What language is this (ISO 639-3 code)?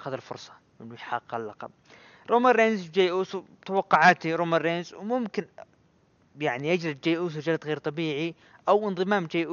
ara